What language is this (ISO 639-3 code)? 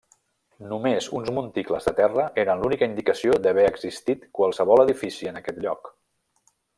cat